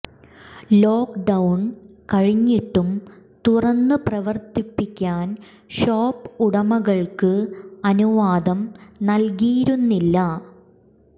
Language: Malayalam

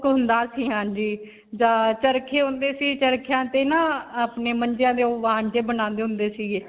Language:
Punjabi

